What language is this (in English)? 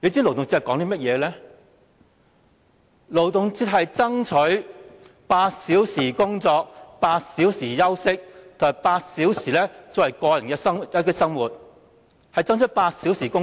Cantonese